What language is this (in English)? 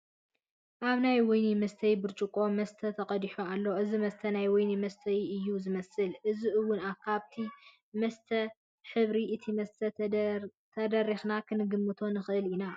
Tigrinya